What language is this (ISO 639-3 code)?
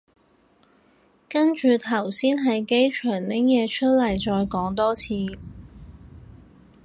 yue